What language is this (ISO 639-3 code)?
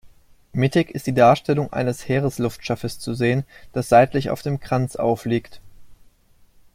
deu